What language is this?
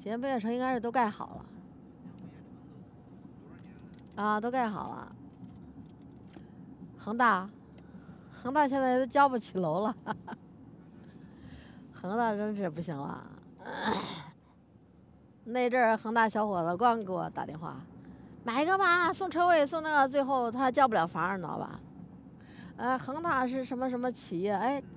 Chinese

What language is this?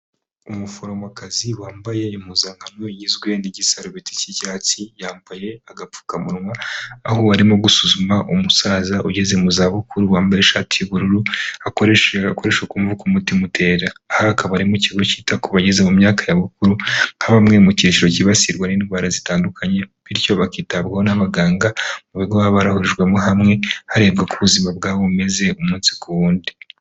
Kinyarwanda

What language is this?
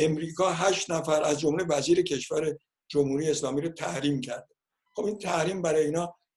Persian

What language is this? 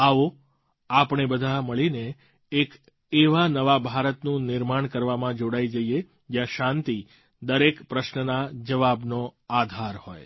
Gujarati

